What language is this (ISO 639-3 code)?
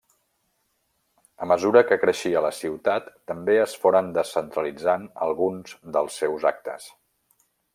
cat